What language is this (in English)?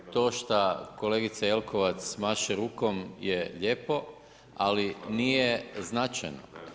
Croatian